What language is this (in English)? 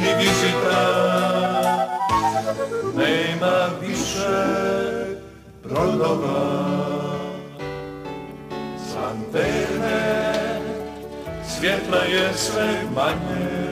Romanian